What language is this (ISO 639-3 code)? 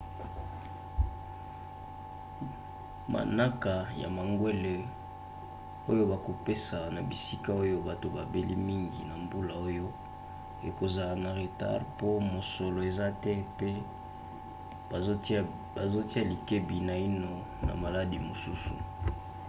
lin